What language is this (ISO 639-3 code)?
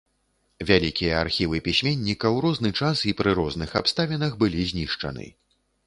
bel